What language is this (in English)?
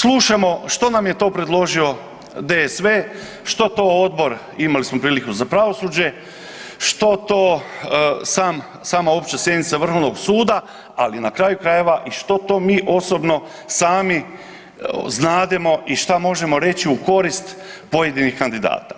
Croatian